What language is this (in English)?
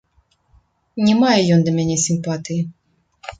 Belarusian